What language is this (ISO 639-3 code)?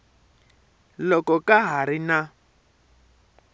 tso